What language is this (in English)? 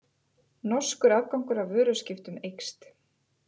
Icelandic